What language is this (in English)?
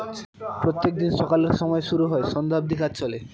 Bangla